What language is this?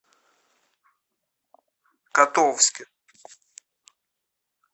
Russian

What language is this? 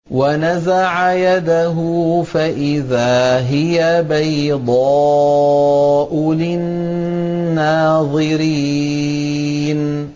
Arabic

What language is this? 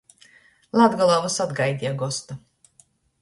Latgalian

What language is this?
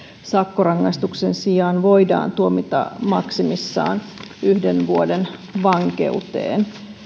Finnish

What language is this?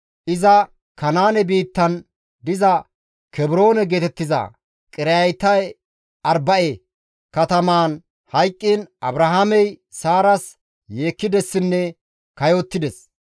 Gamo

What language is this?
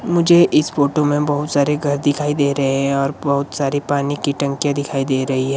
Hindi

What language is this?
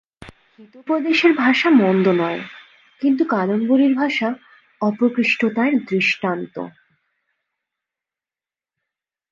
Bangla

